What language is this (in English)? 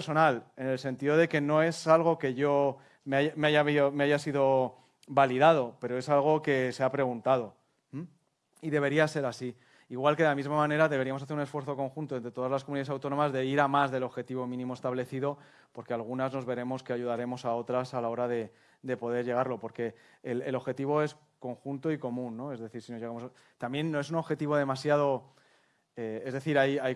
Spanish